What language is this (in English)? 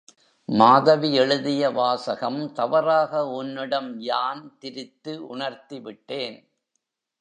Tamil